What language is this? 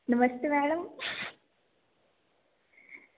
Dogri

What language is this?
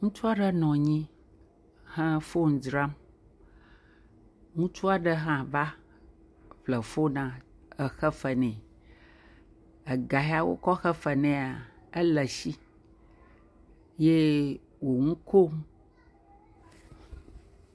Ewe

